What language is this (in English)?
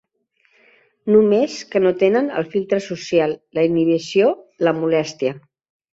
Catalan